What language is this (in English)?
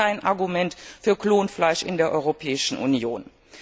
German